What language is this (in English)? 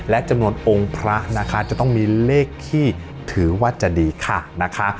Thai